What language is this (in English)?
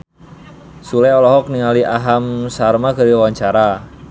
Sundanese